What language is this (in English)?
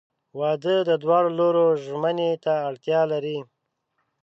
Pashto